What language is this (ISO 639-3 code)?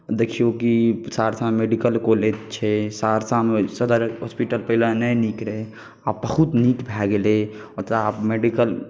mai